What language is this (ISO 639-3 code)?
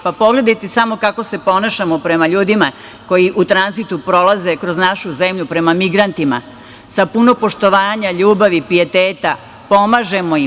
srp